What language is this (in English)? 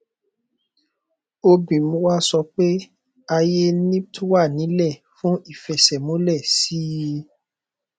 Yoruba